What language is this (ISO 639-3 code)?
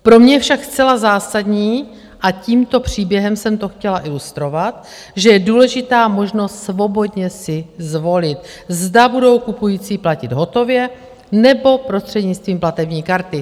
ces